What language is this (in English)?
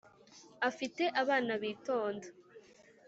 Kinyarwanda